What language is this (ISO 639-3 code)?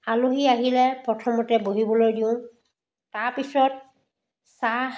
asm